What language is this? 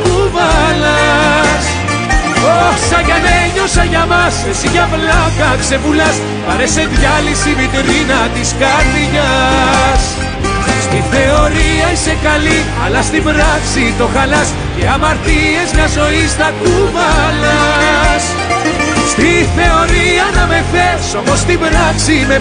Greek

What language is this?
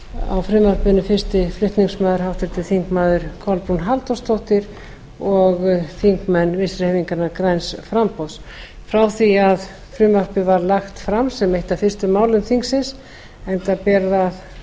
Icelandic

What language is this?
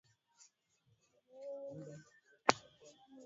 Swahili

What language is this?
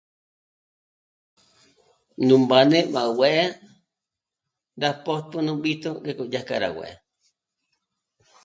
Michoacán Mazahua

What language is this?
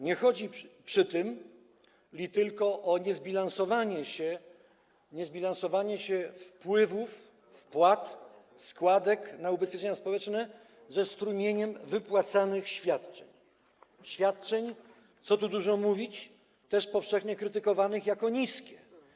Polish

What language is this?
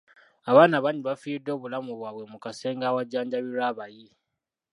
Ganda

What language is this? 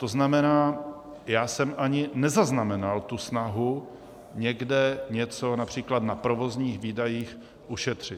Czech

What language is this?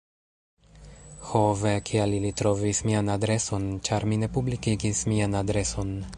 Esperanto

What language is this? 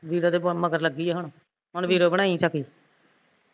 Punjabi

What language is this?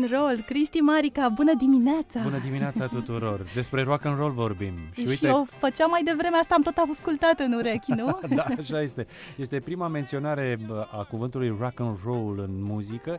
Romanian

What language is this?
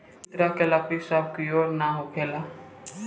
Bhojpuri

